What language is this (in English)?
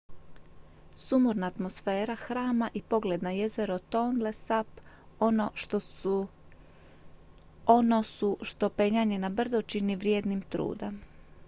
Croatian